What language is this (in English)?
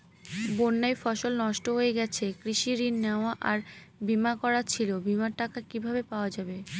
Bangla